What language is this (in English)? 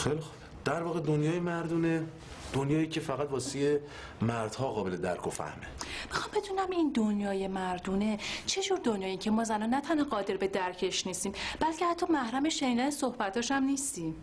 Persian